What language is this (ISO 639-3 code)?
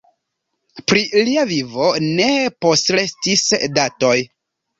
epo